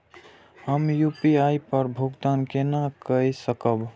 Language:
Maithili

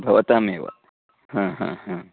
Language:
Sanskrit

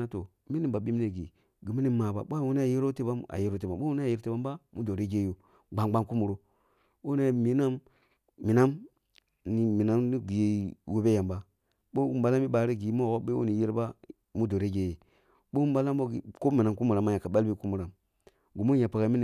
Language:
Kulung (Nigeria)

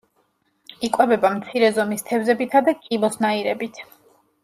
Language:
Georgian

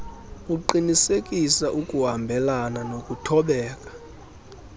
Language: Xhosa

